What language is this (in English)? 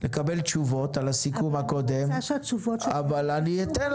Hebrew